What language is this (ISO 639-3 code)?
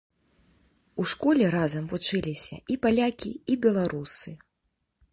bel